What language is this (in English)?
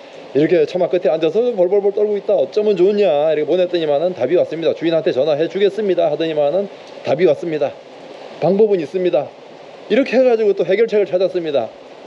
Korean